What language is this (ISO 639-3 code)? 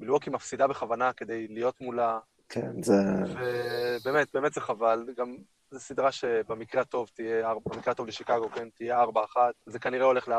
heb